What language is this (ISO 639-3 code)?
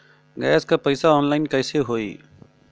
bho